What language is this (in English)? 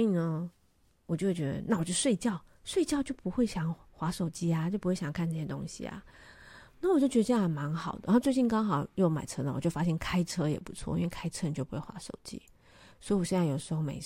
Chinese